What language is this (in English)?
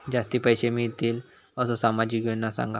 Marathi